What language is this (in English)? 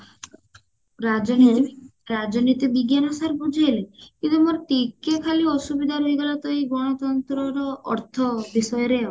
Odia